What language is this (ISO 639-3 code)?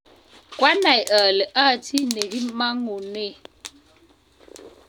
kln